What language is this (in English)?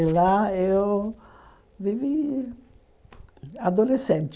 Portuguese